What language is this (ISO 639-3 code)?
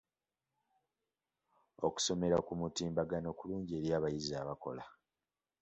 lug